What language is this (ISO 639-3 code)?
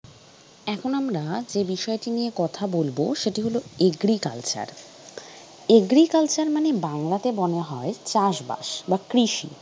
ben